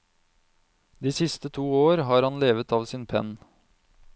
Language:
Norwegian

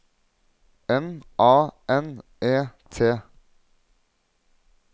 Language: Norwegian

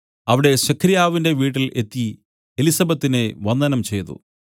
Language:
Malayalam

